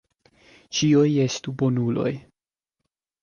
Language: Esperanto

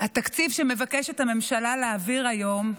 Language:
Hebrew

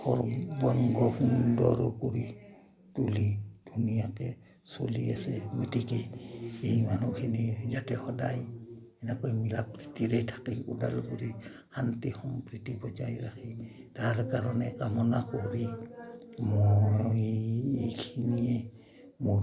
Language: Assamese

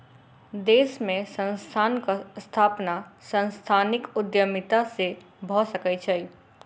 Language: Maithili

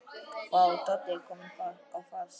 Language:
Icelandic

